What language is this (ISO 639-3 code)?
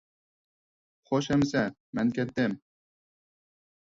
uig